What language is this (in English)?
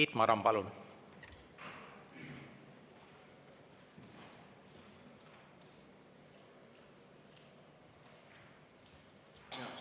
Estonian